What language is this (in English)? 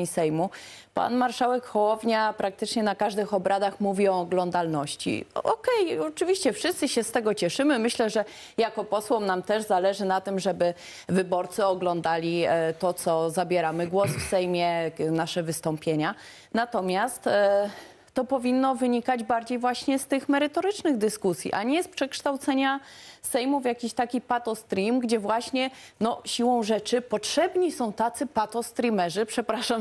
Polish